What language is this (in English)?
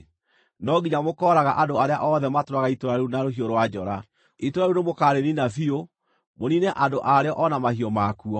Kikuyu